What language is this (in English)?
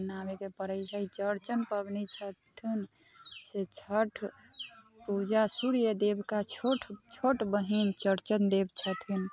Maithili